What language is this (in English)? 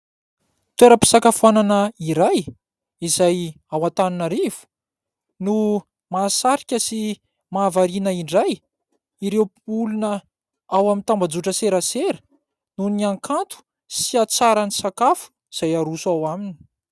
Malagasy